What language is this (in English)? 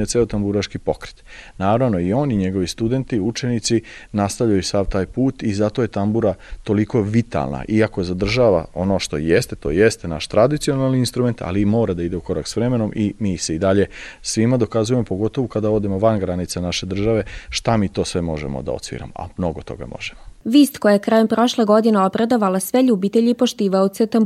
Croatian